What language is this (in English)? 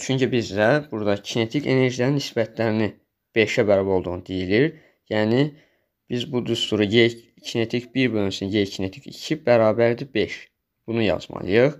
Turkish